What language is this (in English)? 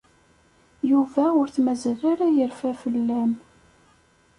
Kabyle